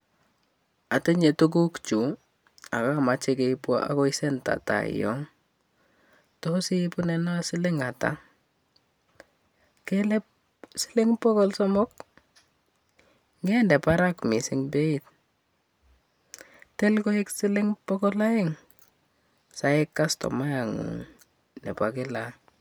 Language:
Kalenjin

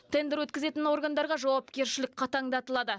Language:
Kazakh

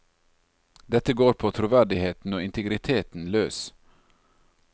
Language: Norwegian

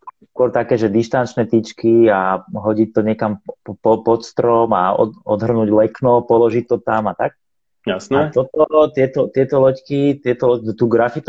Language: Slovak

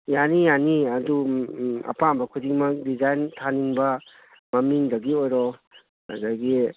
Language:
Manipuri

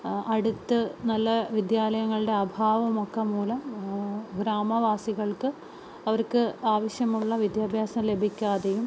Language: Malayalam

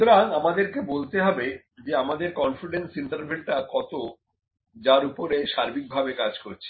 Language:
Bangla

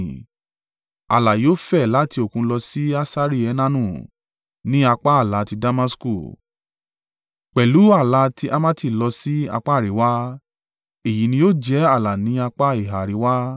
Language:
Yoruba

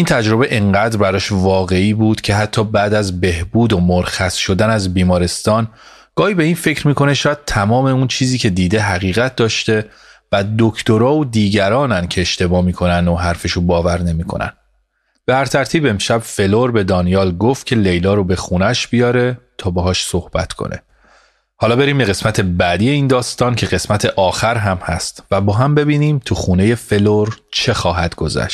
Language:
Persian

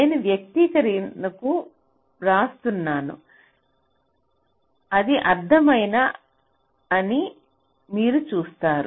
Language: Telugu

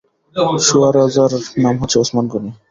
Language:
Bangla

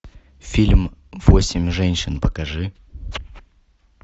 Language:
Russian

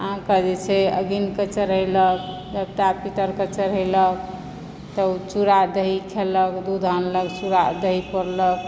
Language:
Maithili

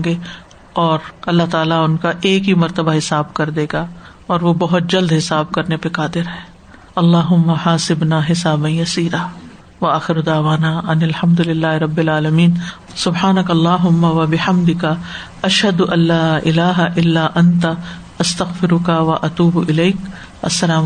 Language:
Urdu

